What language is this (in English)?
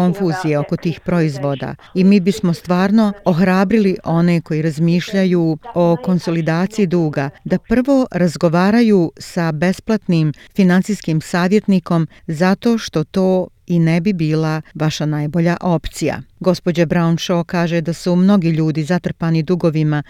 Croatian